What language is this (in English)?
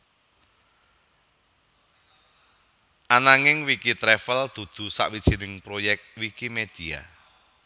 Javanese